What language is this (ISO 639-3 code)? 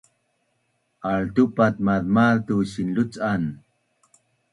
bnn